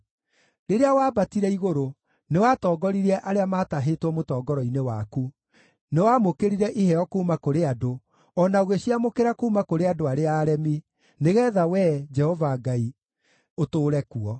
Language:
Kikuyu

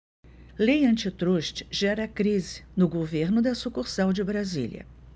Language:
Portuguese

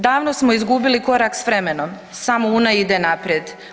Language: Croatian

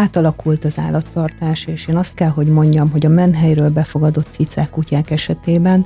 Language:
Hungarian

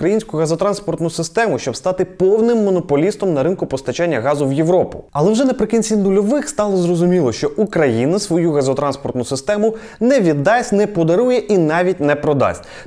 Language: Ukrainian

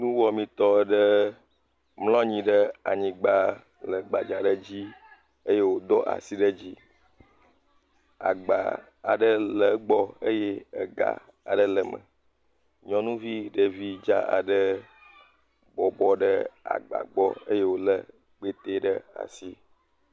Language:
Ewe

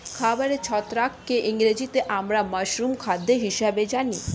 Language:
Bangla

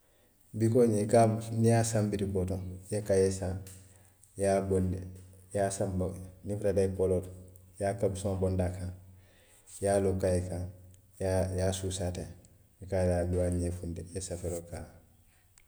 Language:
Western Maninkakan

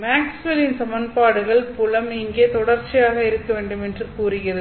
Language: Tamil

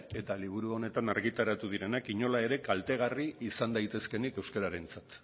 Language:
Basque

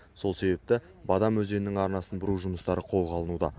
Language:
Kazakh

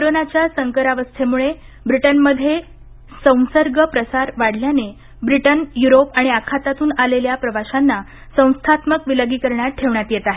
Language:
Marathi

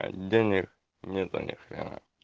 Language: Russian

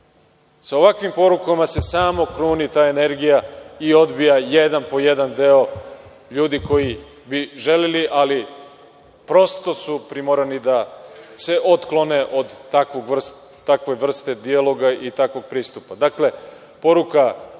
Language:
Serbian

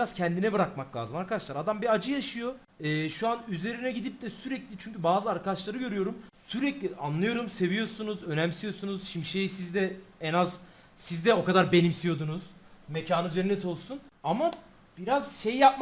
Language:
Turkish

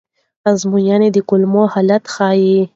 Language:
Pashto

